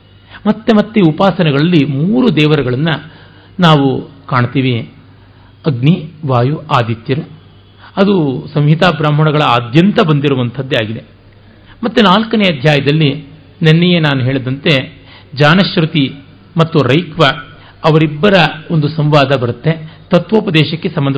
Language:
Kannada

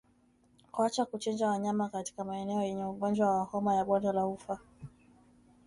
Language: Swahili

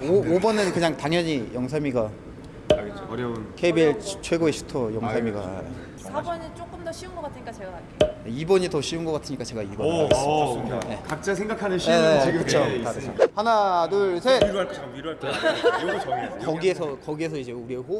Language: Korean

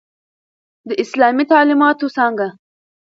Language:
Pashto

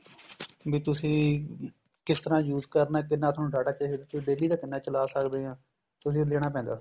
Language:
Punjabi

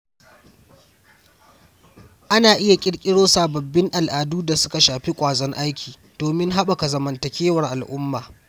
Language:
Hausa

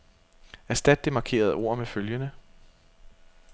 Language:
Danish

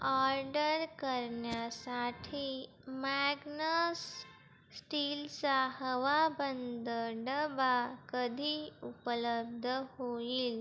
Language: Marathi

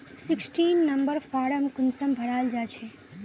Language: Magahi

